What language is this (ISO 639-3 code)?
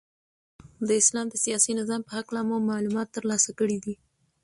pus